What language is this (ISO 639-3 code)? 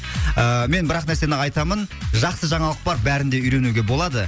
kaz